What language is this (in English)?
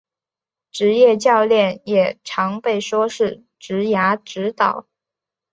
Chinese